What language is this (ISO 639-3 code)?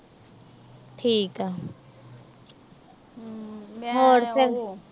pan